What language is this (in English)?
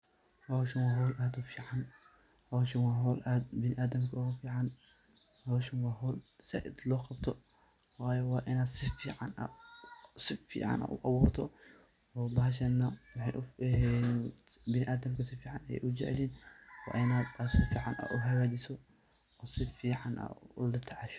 Somali